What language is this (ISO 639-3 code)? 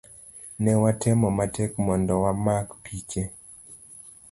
luo